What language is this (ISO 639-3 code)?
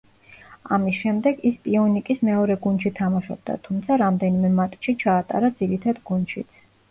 kat